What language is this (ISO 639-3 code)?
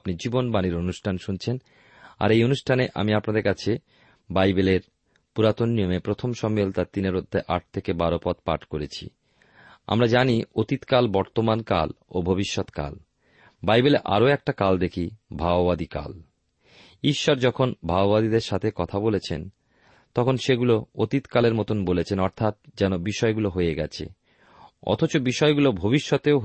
ben